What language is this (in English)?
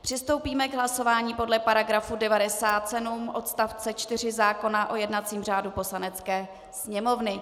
Czech